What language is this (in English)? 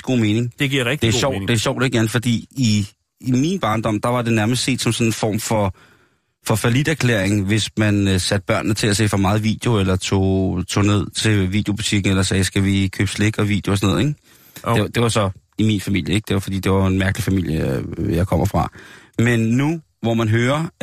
Danish